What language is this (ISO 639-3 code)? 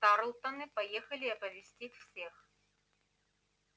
rus